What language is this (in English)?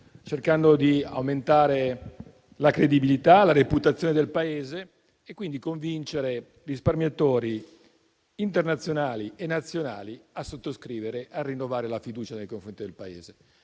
Italian